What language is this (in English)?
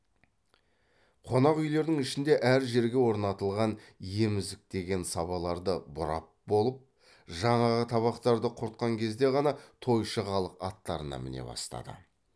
Kazakh